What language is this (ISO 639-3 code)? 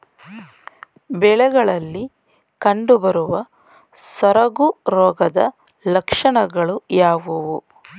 kan